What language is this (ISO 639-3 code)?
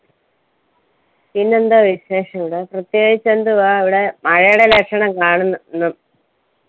mal